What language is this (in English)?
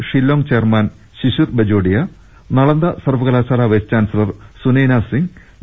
Malayalam